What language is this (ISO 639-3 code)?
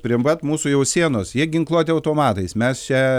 lit